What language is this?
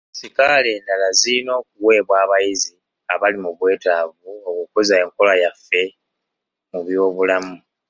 Ganda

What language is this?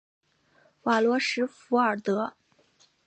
Chinese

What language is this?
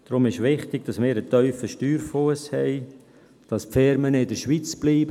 Swiss German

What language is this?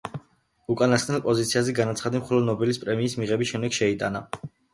Georgian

